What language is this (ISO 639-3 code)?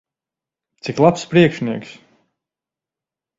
lav